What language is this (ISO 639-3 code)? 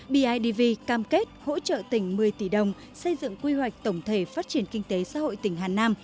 vie